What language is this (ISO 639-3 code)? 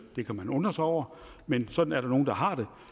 dan